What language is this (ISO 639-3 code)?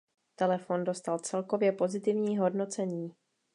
ces